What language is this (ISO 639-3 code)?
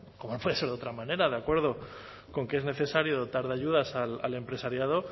spa